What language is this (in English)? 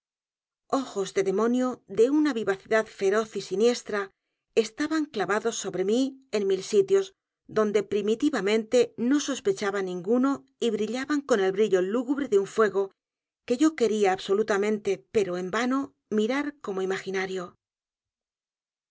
Spanish